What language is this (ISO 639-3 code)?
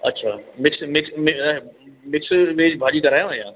snd